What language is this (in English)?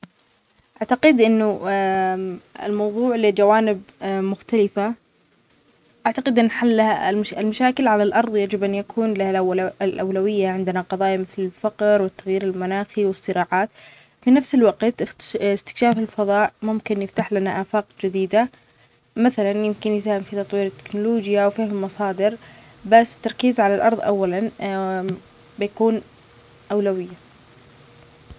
Omani Arabic